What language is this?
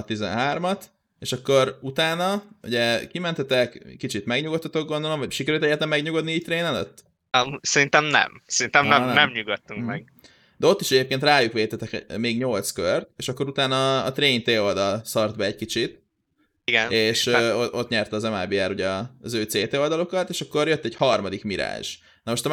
Hungarian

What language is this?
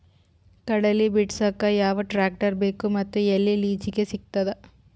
Kannada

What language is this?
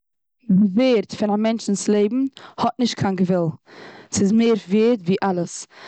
Yiddish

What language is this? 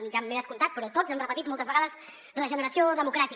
Catalan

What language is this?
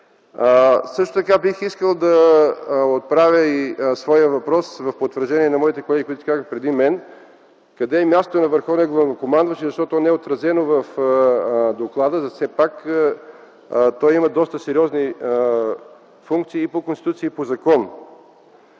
Bulgarian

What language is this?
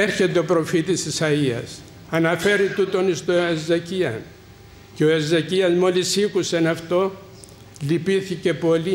Greek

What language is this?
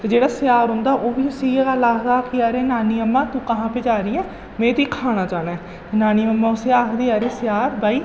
Dogri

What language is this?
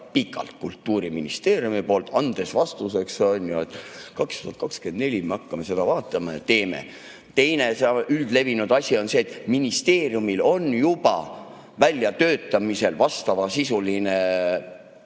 Estonian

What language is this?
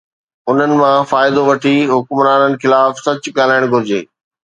Sindhi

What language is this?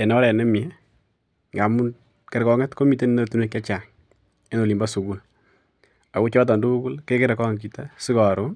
Kalenjin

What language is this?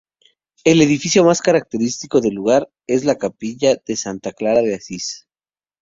Spanish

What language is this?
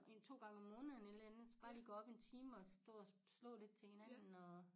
Danish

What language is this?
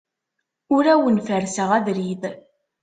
Kabyle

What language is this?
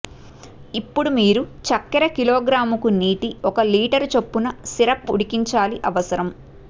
Telugu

